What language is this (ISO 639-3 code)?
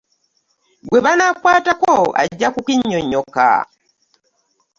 lug